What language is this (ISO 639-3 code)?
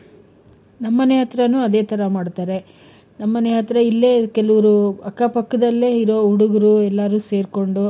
kan